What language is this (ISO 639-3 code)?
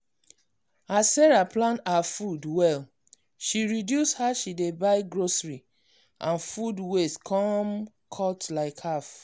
pcm